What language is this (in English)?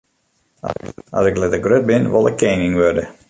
Western Frisian